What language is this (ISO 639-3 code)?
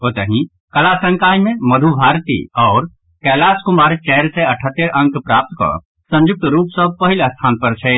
mai